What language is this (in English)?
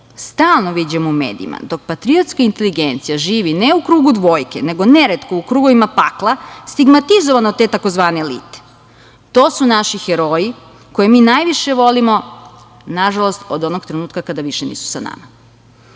Serbian